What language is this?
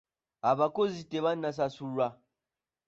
Ganda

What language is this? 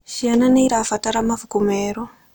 Kikuyu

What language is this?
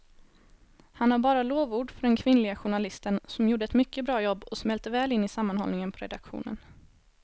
Swedish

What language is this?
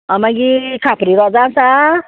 Konkani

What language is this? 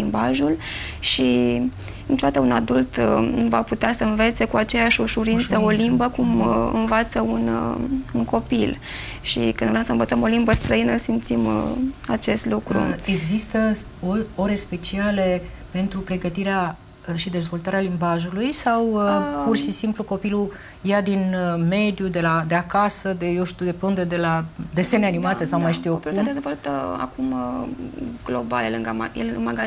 Romanian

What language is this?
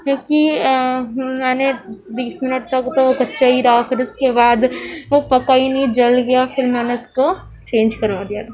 Urdu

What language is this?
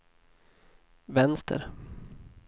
Swedish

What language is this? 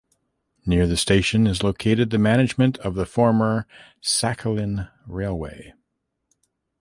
English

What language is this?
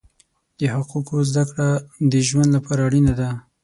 Pashto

